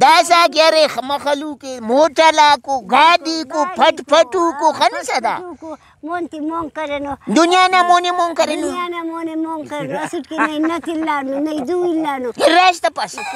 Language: Arabic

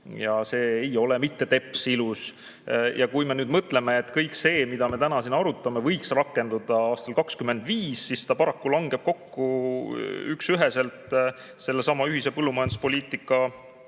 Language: Estonian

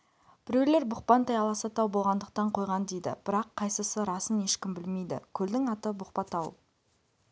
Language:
Kazakh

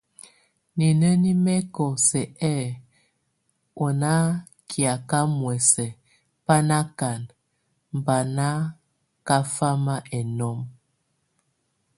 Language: Tunen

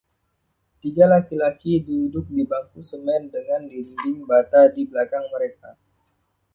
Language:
Indonesian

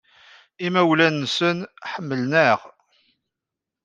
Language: Kabyle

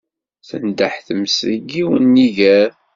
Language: Kabyle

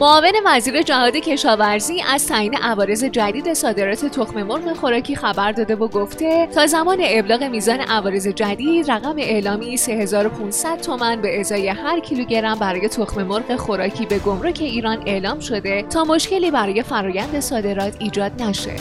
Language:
Persian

